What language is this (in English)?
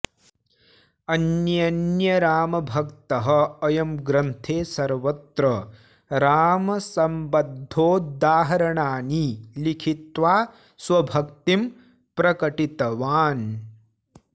Sanskrit